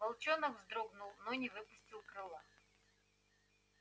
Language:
Russian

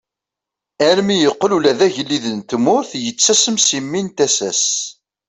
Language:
Kabyle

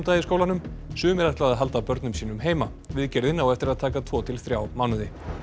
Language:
Icelandic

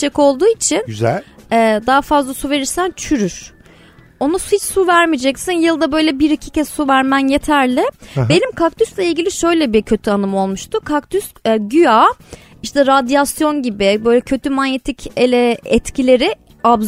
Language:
Turkish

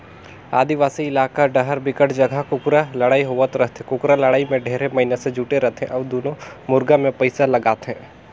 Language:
Chhattisgarhi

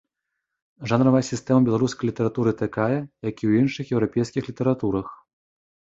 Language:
Belarusian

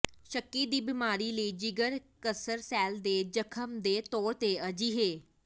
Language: Punjabi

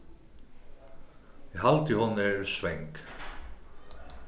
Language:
Faroese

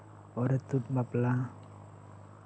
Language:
Santali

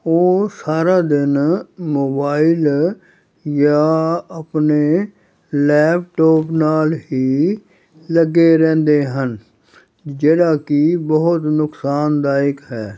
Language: Punjabi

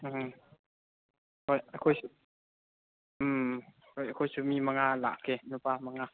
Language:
Manipuri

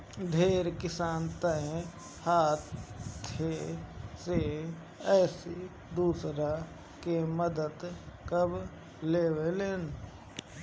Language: Bhojpuri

